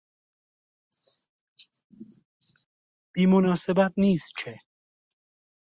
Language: Persian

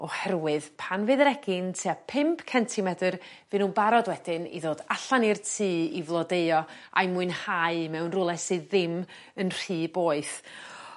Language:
Welsh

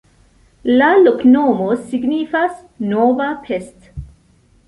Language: Esperanto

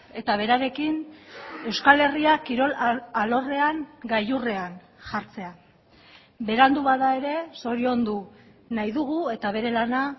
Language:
Basque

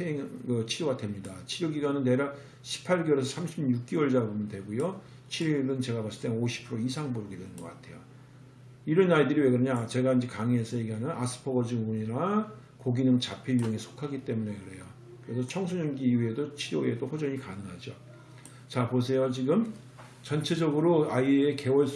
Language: Korean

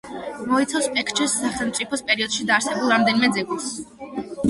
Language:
Georgian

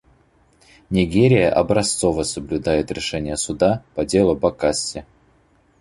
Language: Russian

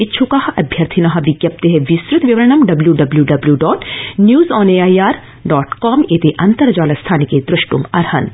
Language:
Sanskrit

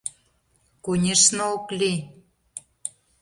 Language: Mari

